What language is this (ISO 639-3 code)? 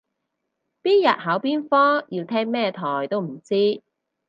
yue